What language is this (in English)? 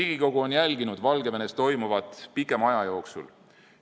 Estonian